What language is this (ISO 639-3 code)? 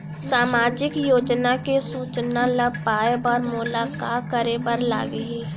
hne